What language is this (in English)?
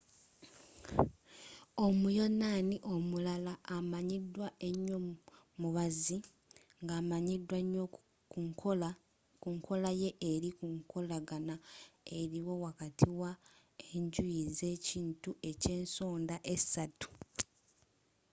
Ganda